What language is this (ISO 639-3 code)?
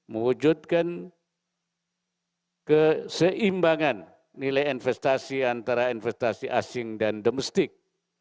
ind